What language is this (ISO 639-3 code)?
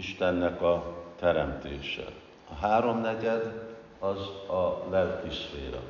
hun